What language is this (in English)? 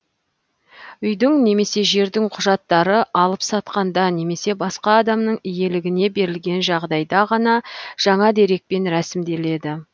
Kazakh